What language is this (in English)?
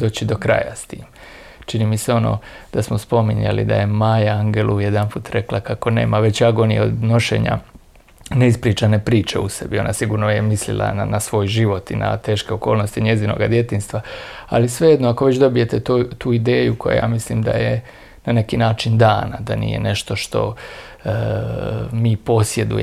Croatian